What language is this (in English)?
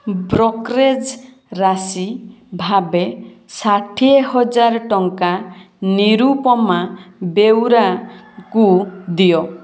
Odia